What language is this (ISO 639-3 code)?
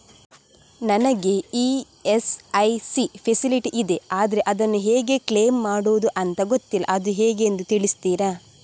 kan